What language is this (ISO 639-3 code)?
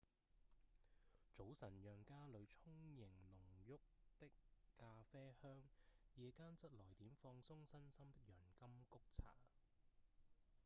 yue